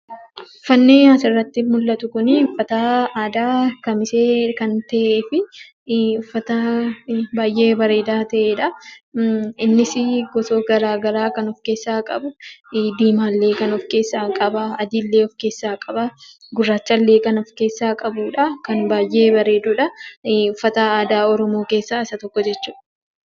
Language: Oromo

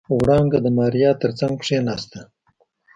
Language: Pashto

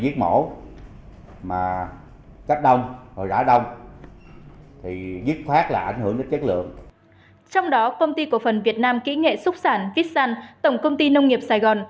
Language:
Vietnamese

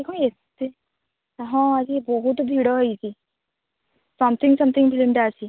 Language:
Odia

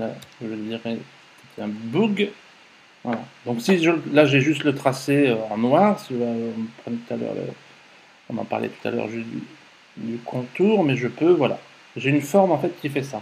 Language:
French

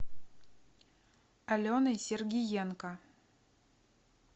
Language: Russian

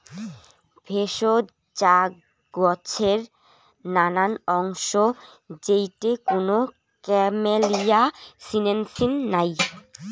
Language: Bangla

